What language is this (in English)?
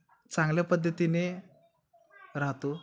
Marathi